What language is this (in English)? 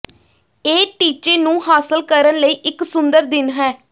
Punjabi